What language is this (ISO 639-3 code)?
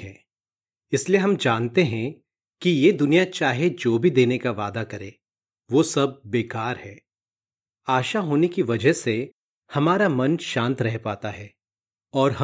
hin